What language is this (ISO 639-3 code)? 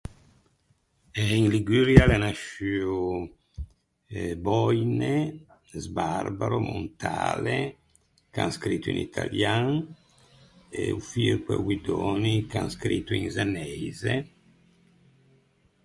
lij